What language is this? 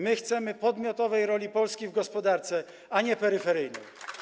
Polish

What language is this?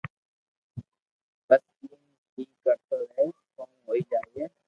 Loarki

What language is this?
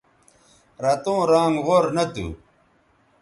Bateri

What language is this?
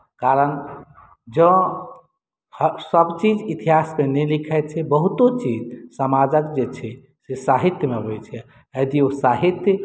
Maithili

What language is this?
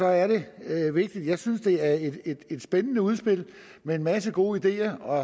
Danish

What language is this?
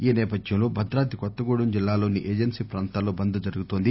Telugu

